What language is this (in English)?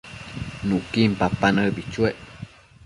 Matsés